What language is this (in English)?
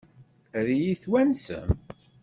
Kabyle